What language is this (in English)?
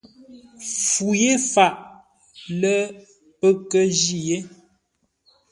Ngombale